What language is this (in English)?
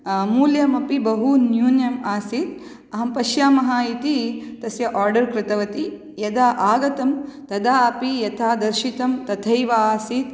Sanskrit